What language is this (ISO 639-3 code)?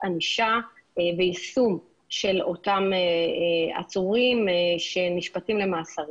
heb